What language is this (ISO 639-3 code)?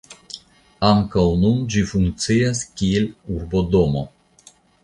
epo